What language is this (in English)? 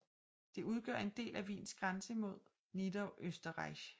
Danish